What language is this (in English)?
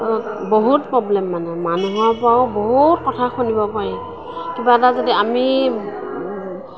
Assamese